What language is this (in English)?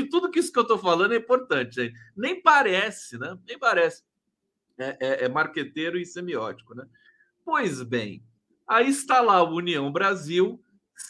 Portuguese